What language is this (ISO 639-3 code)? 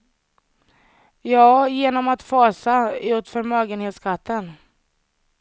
swe